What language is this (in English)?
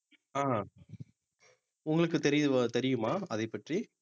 Tamil